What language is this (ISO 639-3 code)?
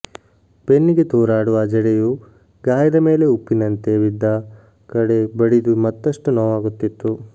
kan